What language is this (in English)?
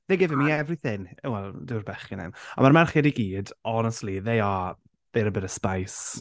Welsh